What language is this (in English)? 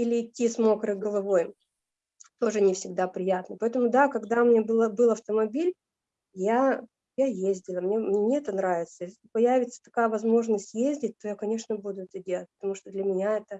Russian